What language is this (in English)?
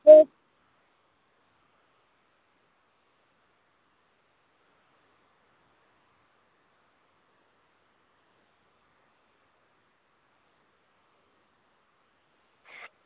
Dogri